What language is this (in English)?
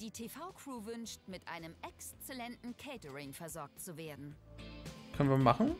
German